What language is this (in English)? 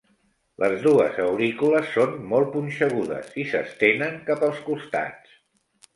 Catalan